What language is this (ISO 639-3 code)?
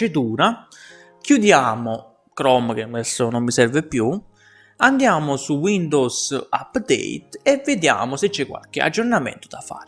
ita